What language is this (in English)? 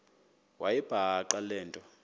Xhosa